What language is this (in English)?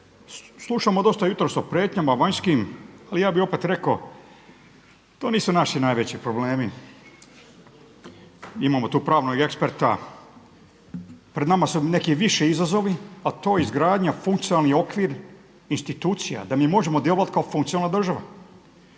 Croatian